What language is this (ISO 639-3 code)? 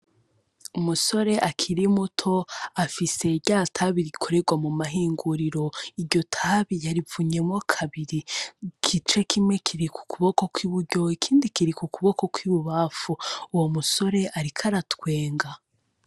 run